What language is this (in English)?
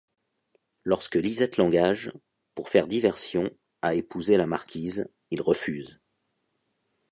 French